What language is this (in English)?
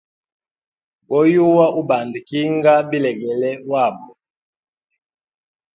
Hemba